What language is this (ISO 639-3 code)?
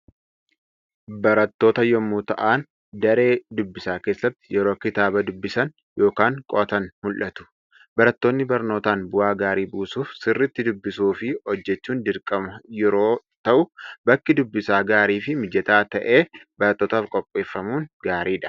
orm